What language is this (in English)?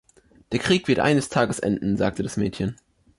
German